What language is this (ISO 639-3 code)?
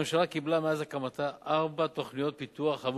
heb